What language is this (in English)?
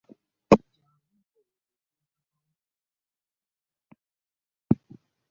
Ganda